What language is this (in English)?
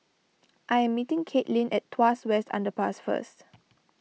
English